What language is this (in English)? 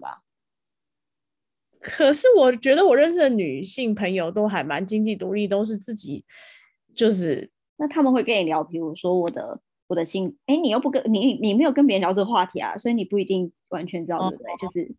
Chinese